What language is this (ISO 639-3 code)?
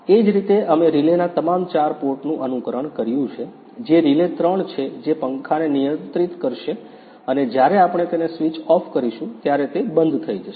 guj